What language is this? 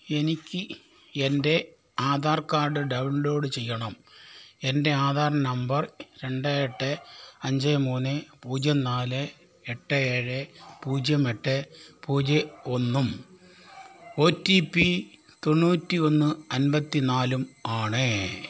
Malayalam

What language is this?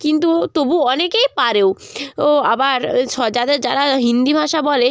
Bangla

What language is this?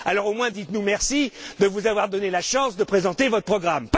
French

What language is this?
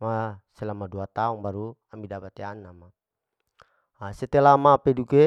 Larike-Wakasihu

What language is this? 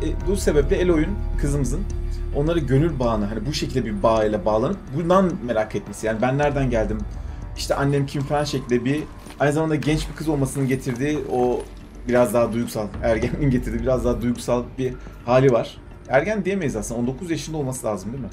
Turkish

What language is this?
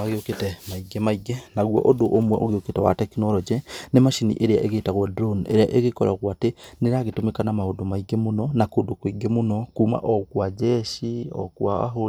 Kikuyu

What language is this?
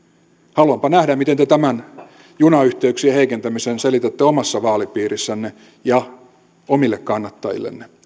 Finnish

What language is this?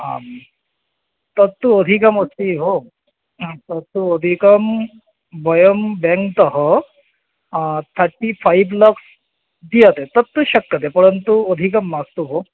Sanskrit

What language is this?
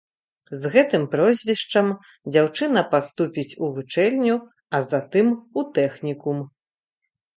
Belarusian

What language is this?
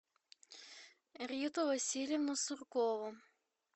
Russian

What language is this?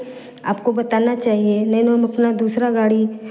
Hindi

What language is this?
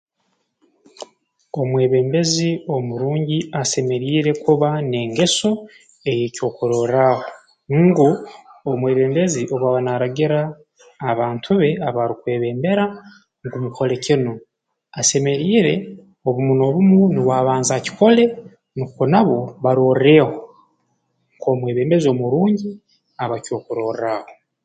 Tooro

